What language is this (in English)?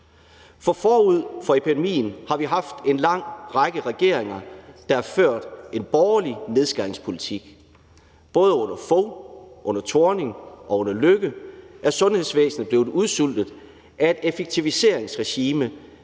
Danish